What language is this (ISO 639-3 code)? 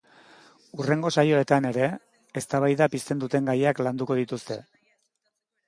eus